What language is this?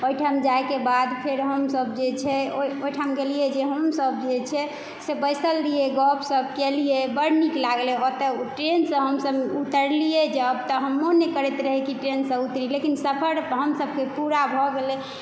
Maithili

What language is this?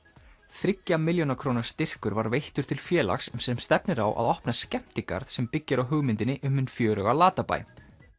Icelandic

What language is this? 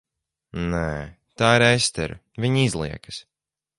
Latvian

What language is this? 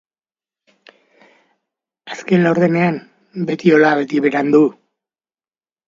Basque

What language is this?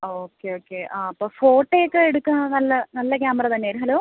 Malayalam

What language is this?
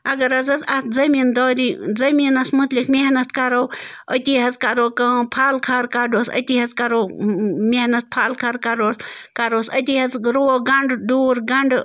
Kashmiri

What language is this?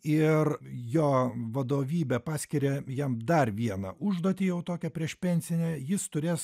Lithuanian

